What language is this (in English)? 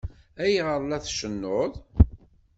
Kabyle